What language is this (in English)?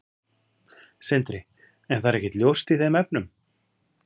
Icelandic